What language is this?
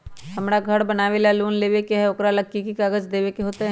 Magahi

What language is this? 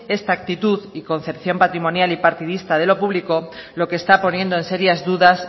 Spanish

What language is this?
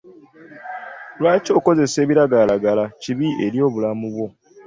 Ganda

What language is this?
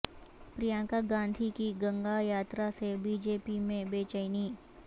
Urdu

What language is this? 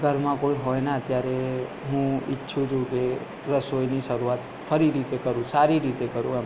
Gujarati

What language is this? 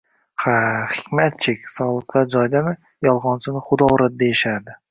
Uzbek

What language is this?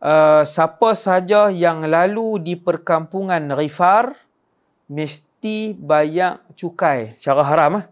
Malay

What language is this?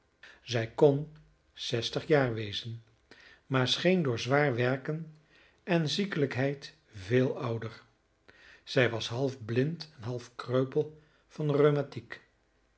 Dutch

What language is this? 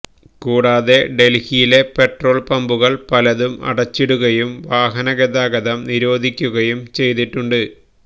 Malayalam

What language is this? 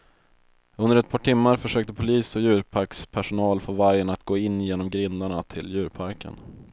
Swedish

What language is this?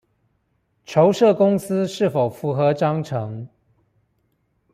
Chinese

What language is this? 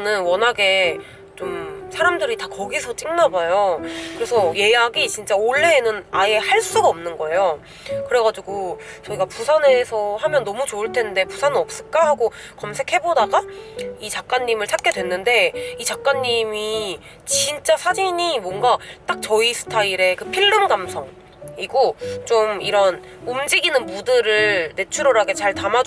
Korean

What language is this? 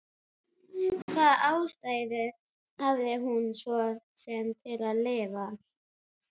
Icelandic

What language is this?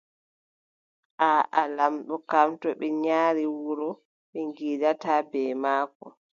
Adamawa Fulfulde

